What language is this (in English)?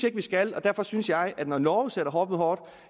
Danish